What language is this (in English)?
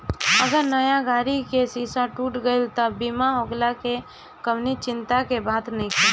Bhojpuri